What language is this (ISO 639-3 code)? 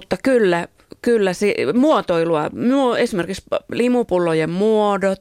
fin